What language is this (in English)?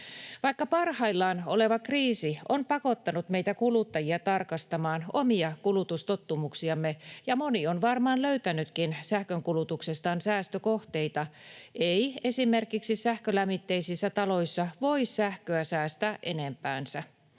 Finnish